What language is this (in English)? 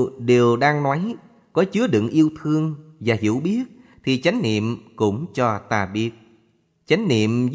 Vietnamese